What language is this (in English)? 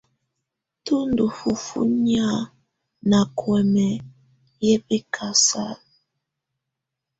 Tunen